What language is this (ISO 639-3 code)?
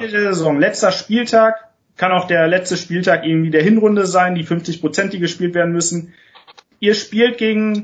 deu